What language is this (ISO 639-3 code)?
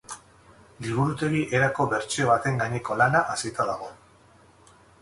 eus